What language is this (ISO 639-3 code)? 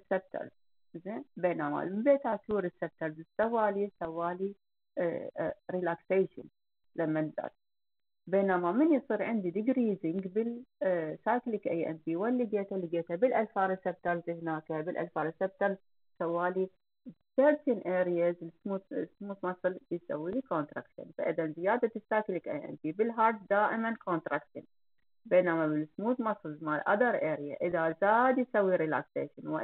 ara